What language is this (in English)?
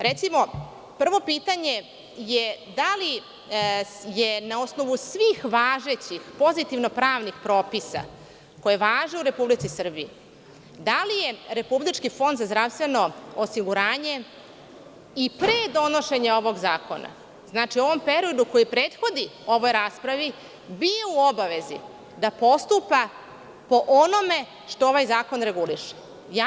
Serbian